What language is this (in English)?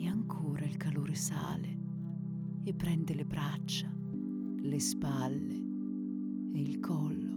Italian